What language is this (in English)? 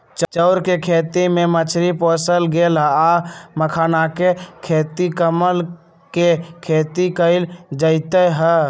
Magahi